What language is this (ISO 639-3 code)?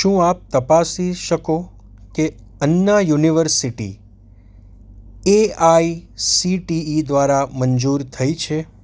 guj